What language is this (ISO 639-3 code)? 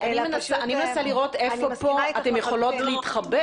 heb